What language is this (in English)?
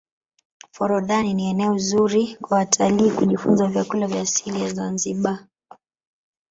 Swahili